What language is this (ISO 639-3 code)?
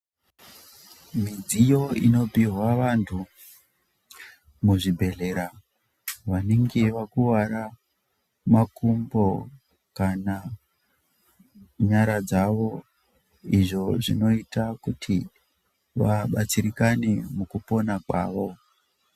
ndc